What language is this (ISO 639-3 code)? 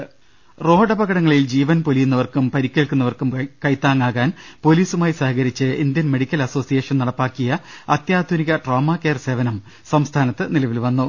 mal